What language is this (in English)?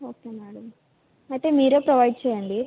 Telugu